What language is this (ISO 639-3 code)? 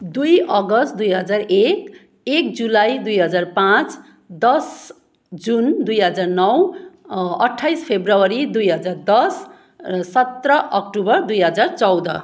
nep